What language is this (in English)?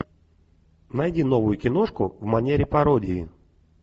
Russian